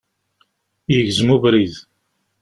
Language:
Kabyle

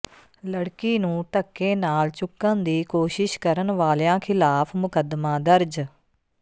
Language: Punjabi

